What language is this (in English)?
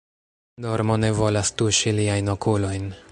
Esperanto